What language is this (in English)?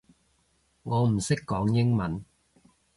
Cantonese